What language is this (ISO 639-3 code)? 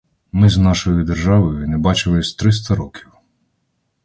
ukr